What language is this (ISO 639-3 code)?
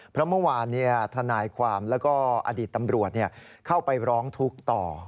tha